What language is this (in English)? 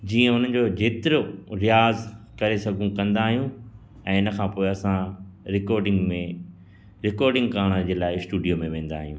Sindhi